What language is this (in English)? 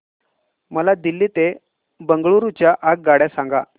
Marathi